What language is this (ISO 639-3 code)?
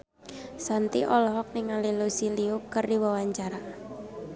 sun